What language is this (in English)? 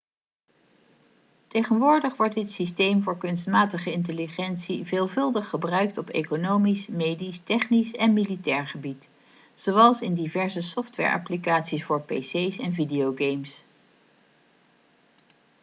Dutch